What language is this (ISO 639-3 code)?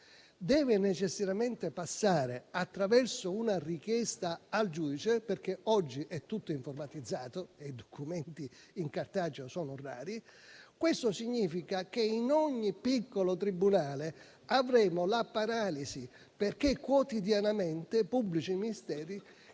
ita